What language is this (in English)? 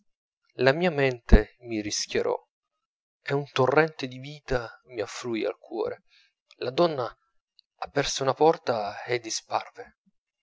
Italian